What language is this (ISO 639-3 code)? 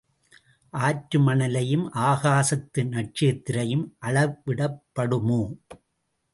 tam